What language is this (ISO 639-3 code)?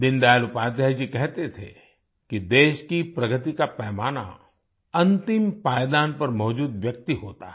hin